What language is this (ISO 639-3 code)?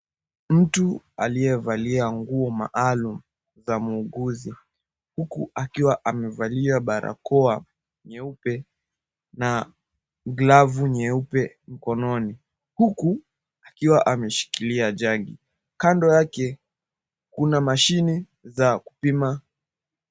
swa